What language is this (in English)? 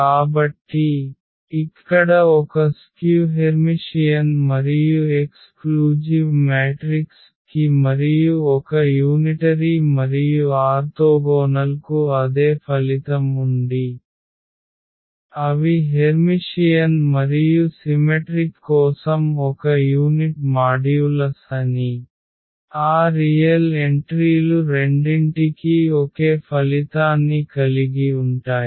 Telugu